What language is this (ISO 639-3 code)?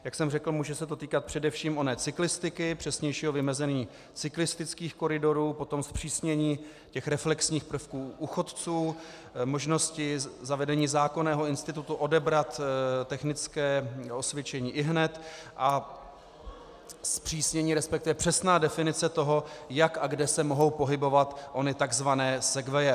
ces